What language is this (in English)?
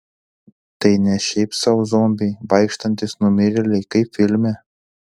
Lithuanian